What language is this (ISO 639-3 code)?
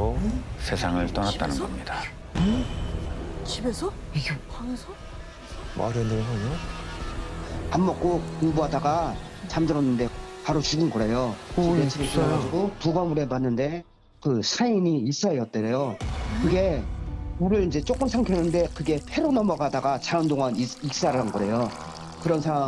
kor